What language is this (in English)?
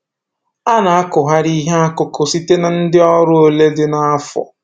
Igbo